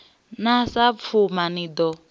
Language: Venda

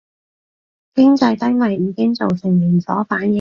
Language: Cantonese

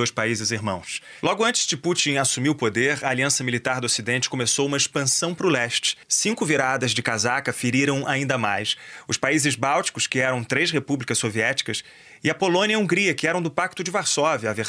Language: Portuguese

